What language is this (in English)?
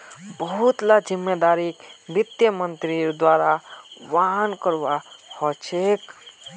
Magahi